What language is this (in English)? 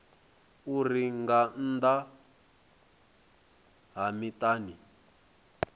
Venda